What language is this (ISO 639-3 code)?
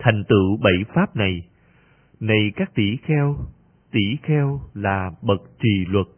vie